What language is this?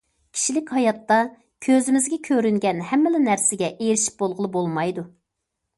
Uyghur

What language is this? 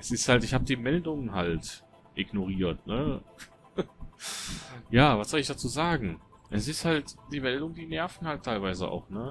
German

